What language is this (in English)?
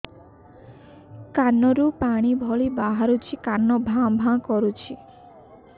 Odia